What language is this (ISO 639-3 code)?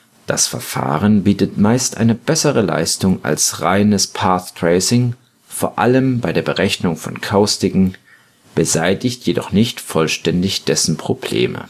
deu